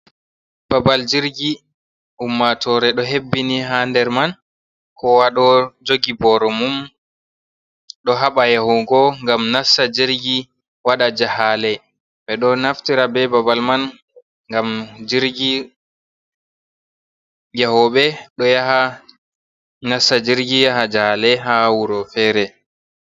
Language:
Fula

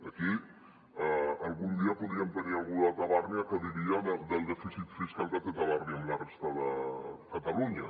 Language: Catalan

